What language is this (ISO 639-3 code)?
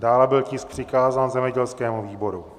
ces